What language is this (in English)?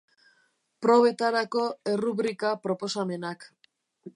Basque